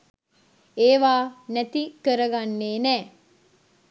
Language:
Sinhala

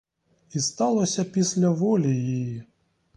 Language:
Ukrainian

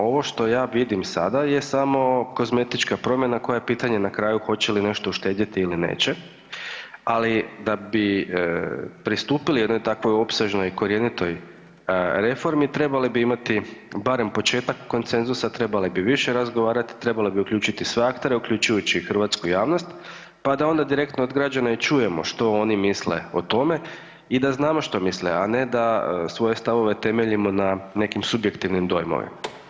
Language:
Croatian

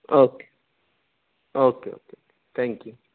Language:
Urdu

